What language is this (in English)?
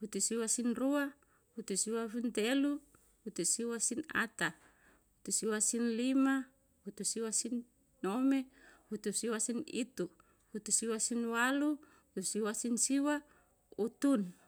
Yalahatan